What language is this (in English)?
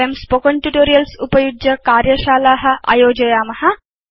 Sanskrit